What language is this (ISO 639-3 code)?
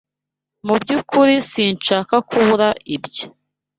kin